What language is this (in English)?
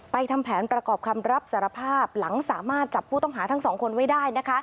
Thai